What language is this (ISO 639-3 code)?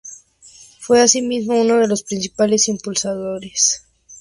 spa